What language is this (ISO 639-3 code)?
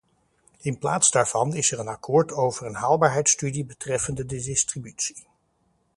nld